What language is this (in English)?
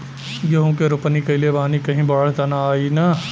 Bhojpuri